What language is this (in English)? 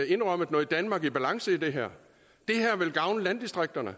Danish